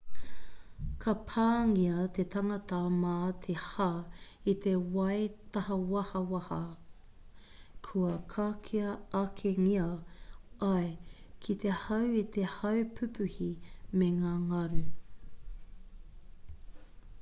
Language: Māori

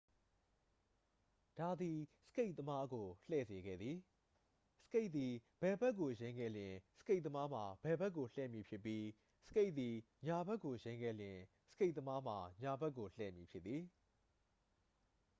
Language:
Burmese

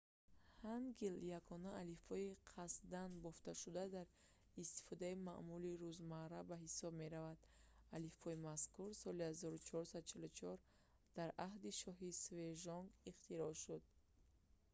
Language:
Tajik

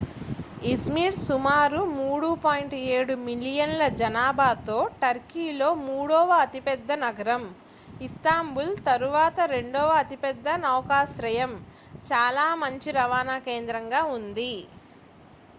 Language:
Telugu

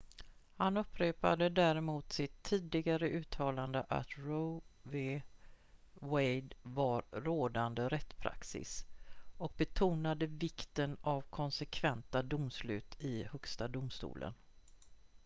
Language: Swedish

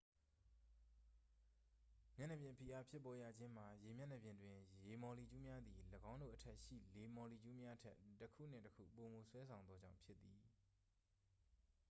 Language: Burmese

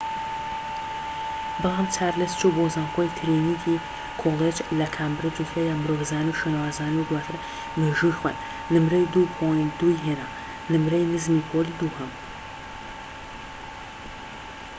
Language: Central Kurdish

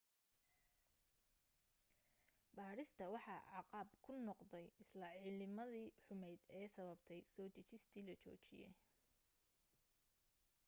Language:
Somali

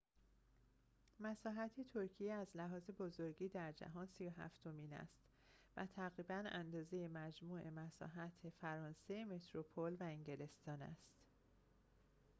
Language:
Persian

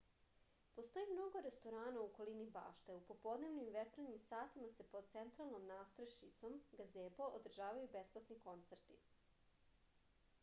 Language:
Serbian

